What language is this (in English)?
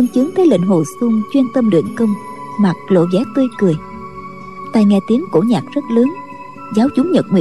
Vietnamese